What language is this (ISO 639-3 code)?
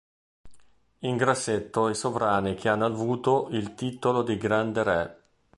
ita